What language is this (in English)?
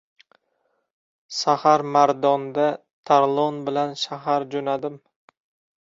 Uzbek